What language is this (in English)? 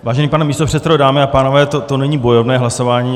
Czech